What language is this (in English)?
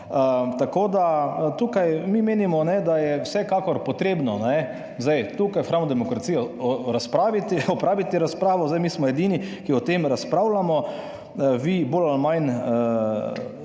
Slovenian